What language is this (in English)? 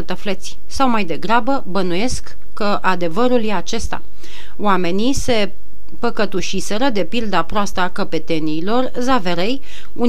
Romanian